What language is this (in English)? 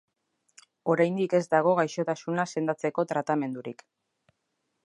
Basque